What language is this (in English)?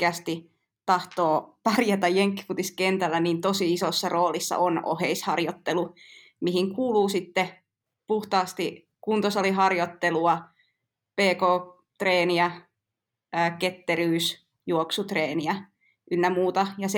Finnish